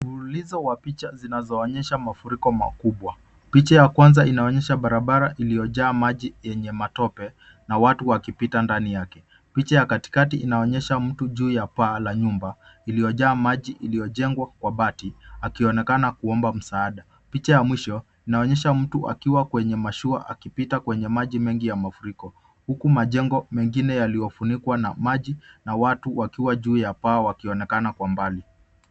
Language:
Swahili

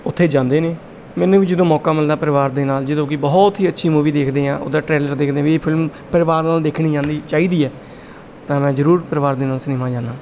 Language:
Punjabi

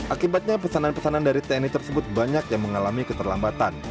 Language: Indonesian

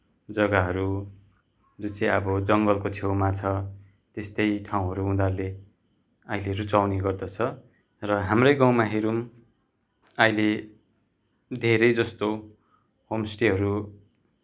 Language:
Nepali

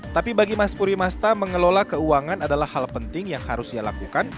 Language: Indonesian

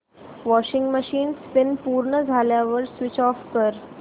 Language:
Marathi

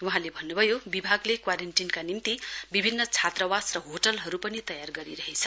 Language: Nepali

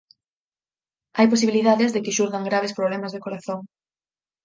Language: Galician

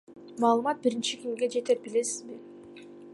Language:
Kyrgyz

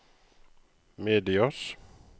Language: Norwegian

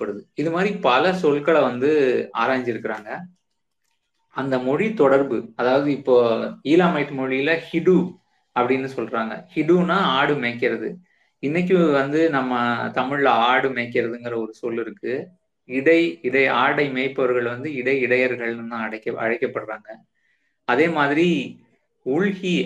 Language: Tamil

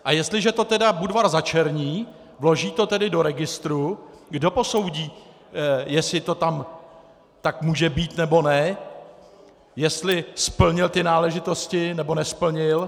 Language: Czech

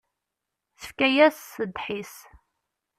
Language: Kabyle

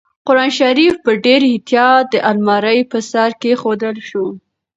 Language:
Pashto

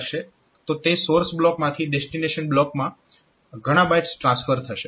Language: Gujarati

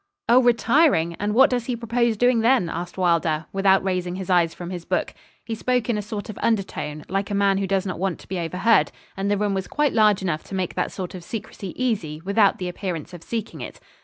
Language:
English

